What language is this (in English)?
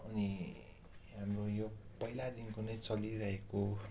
Nepali